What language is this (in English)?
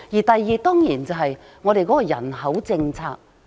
Cantonese